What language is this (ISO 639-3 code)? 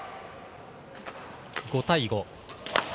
jpn